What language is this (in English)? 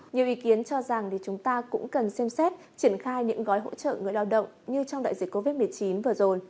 Vietnamese